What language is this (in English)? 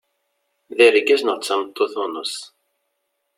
Kabyle